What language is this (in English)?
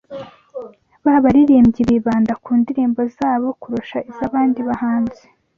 Kinyarwanda